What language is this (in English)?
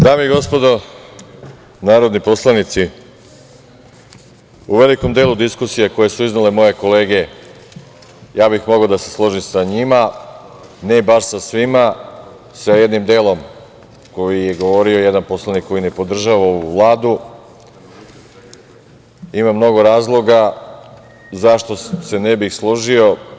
Serbian